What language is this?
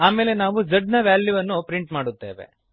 Kannada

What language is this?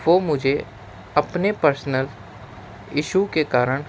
Urdu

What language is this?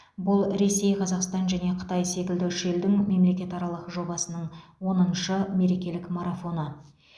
Kazakh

